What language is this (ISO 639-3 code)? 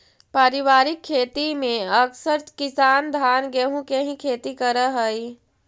mag